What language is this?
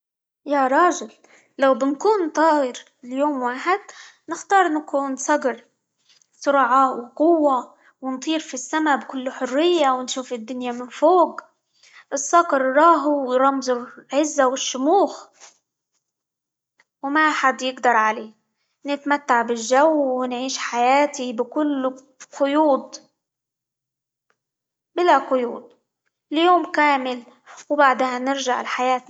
Libyan Arabic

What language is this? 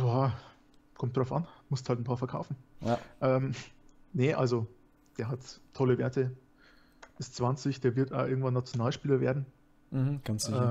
German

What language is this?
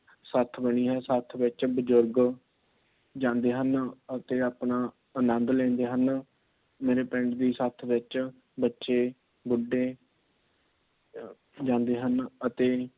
Punjabi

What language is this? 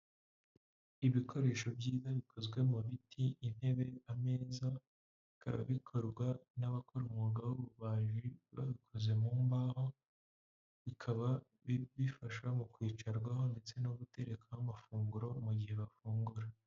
Kinyarwanda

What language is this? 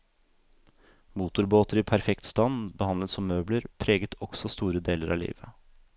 Norwegian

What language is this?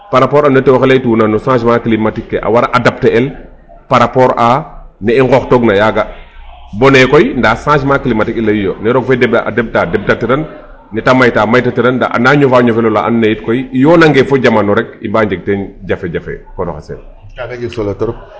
Serer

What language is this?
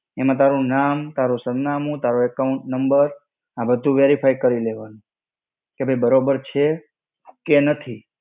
Gujarati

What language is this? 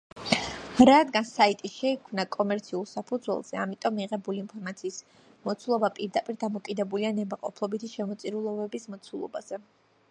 Georgian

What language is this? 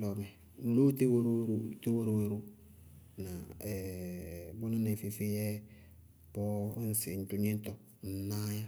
Bago-Kusuntu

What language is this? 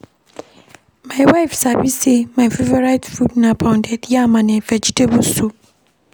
Nigerian Pidgin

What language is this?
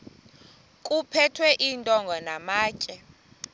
Xhosa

